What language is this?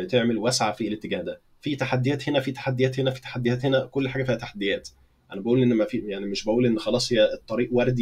Arabic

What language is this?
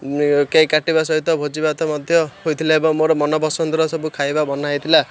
Odia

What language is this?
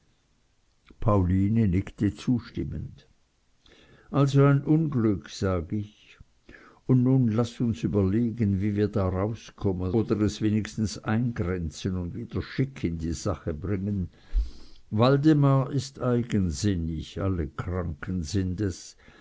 German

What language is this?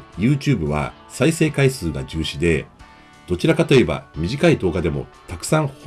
Japanese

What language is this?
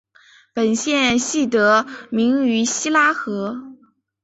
Chinese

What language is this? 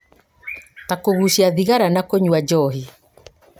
Kikuyu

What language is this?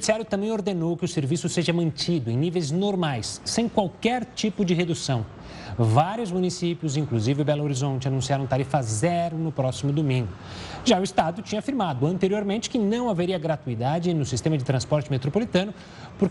Portuguese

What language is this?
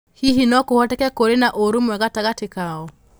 Kikuyu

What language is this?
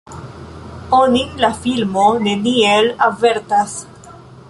Esperanto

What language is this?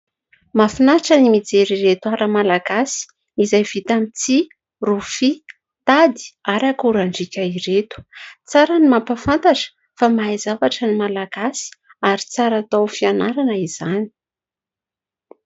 Malagasy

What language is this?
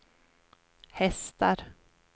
Swedish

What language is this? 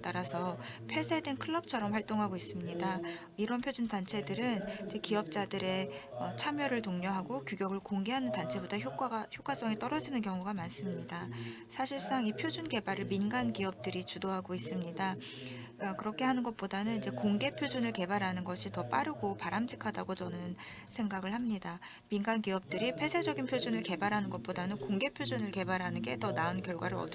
Korean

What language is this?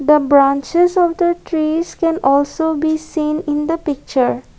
English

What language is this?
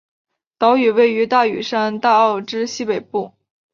Chinese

